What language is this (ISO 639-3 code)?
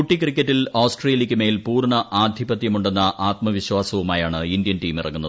mal